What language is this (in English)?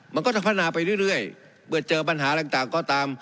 Thai